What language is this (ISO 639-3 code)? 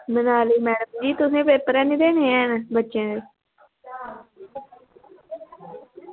doi